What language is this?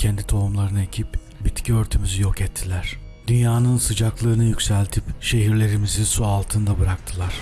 Turkish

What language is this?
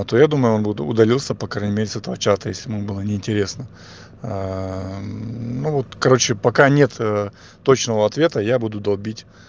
Russian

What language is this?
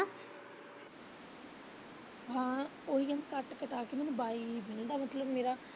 Punjabi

